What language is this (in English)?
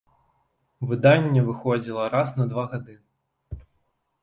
Belarusian